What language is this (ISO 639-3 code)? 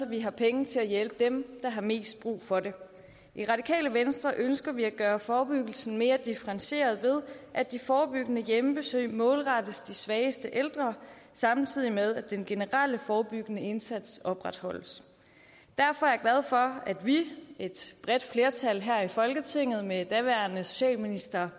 dan